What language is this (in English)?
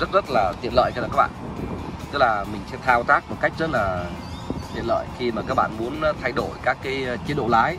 Vietnamese